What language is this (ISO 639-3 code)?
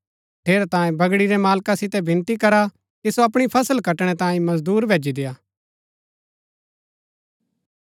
gbk